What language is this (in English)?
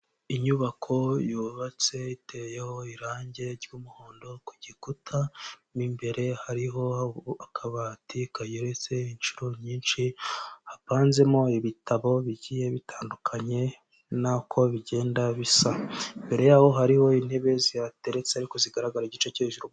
Kinyarwanda